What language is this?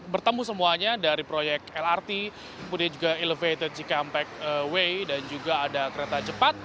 Indonesian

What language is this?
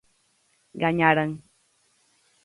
Galician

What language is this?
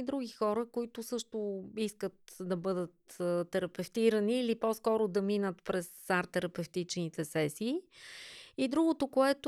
Bulgarian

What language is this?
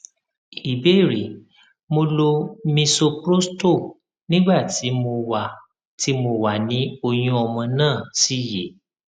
Yoruba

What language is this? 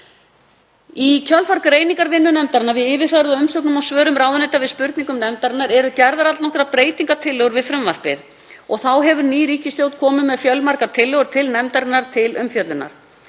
Icelandic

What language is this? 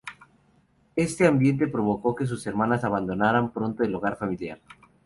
Spanish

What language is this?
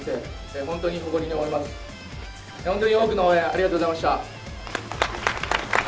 Japanese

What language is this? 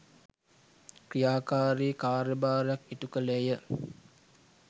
Sinhala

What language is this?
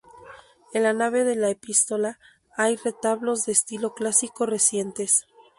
Spanish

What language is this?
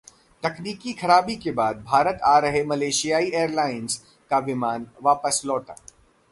Hindi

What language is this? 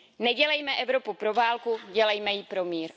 Czech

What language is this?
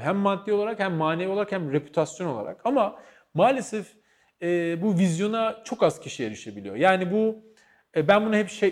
Turkish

